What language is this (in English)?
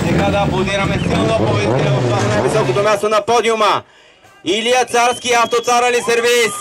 Italian